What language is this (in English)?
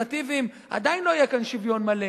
Hebrew